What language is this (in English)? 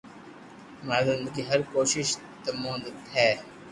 Loarki